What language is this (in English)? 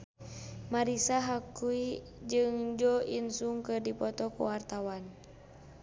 Sundanese